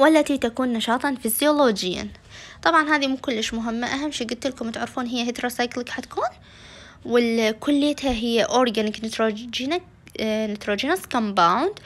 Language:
Arabic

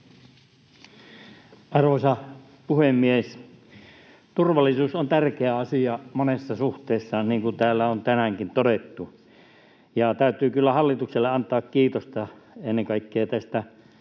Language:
Finnish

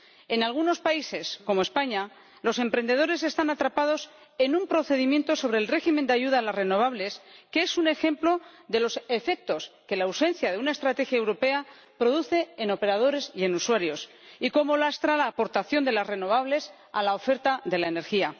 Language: Spanish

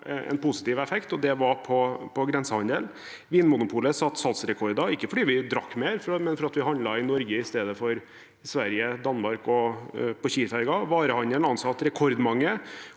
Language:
Norwegian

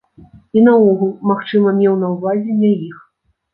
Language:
Belarusian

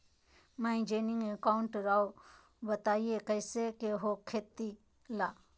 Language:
Magahi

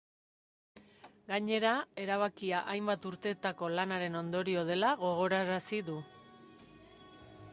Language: Basque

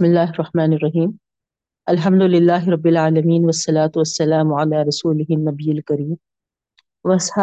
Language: Urdu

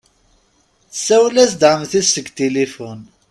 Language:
Kabyle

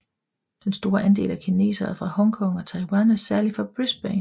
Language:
Danish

